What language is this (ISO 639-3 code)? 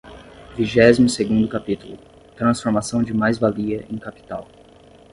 por